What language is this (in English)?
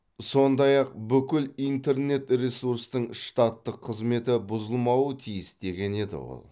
Kazakh